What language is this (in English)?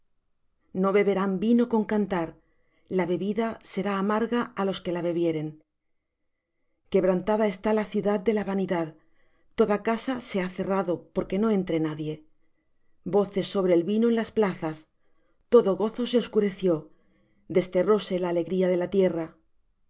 Spanish